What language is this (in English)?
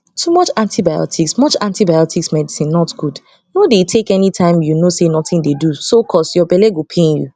Nigerian Pidgin